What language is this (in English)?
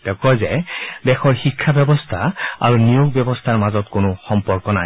Assamese